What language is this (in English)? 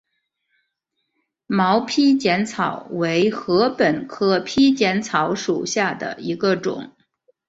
Chinese